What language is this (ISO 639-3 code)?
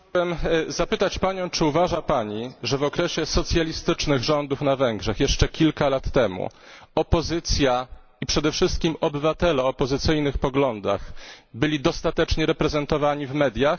pol